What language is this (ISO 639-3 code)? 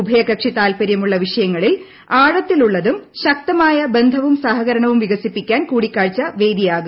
mal